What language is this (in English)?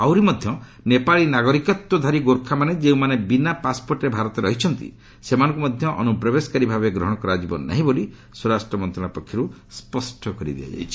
Odia